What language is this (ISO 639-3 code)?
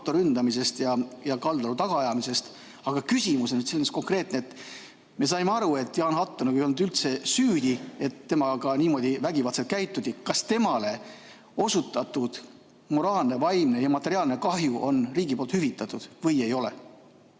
est